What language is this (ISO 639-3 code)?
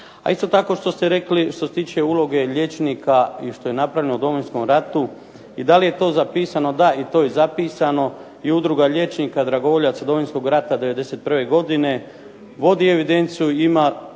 hrv